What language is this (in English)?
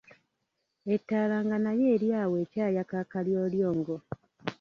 Ganda